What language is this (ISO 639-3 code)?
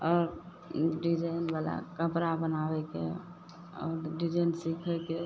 mai